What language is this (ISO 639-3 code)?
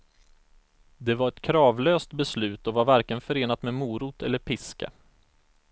swe